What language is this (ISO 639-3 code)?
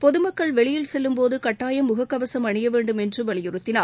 tam